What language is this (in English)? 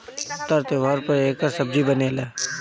Bhojpuri